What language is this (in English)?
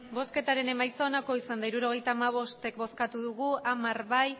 Basque